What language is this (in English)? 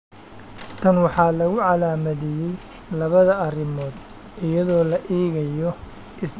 Somali